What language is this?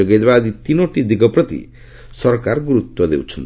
Odia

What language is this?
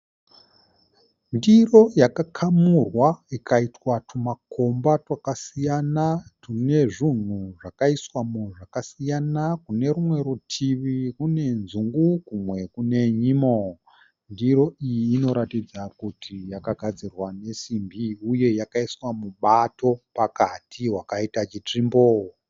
Shona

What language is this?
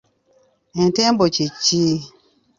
Ganda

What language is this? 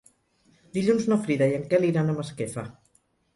Catalan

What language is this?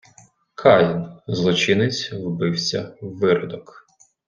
Ukrainian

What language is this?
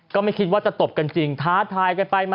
Thai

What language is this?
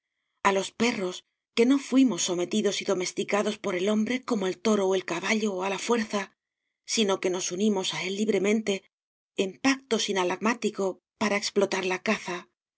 Spanish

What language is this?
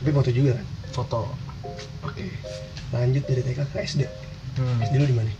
Indonesian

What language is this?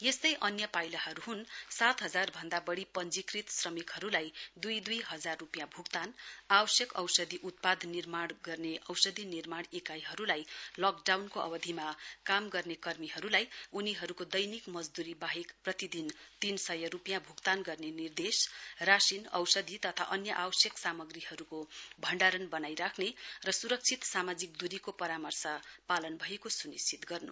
Nepali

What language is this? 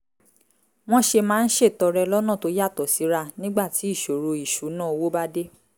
Yoruba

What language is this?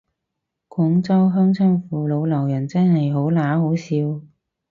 Cantonese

